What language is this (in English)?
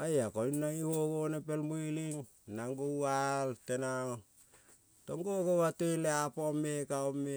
Kol (Papua New Guinea)